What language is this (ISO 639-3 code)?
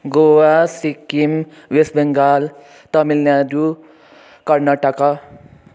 nep